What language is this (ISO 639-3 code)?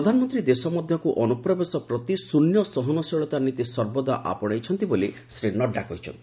ori